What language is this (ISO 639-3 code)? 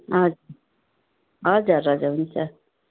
nep